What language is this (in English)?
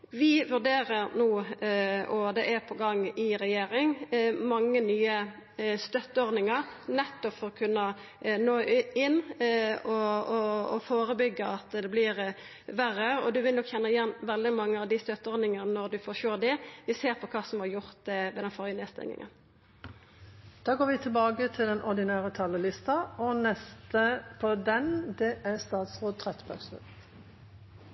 Norwegian